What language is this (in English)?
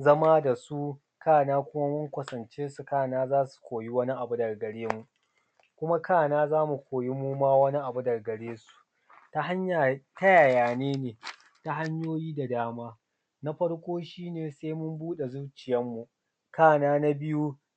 Hausa